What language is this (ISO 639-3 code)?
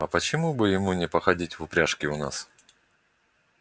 rus